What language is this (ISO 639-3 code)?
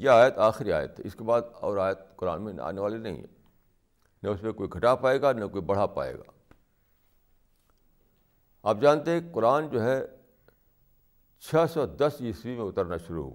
urd